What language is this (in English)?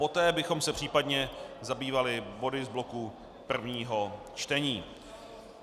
Czech